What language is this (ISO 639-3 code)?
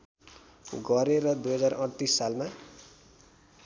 nep